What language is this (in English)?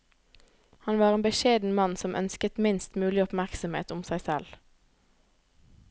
Norwegian